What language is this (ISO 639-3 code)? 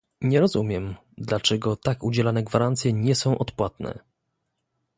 pol